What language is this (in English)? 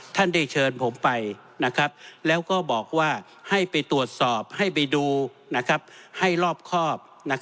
Thai